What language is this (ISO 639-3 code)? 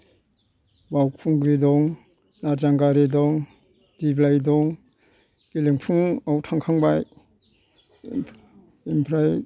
brx